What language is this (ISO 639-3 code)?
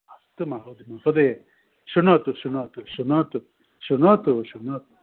san